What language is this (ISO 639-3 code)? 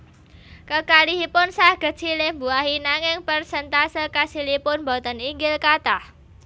jav